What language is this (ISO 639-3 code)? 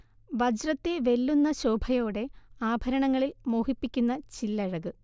mal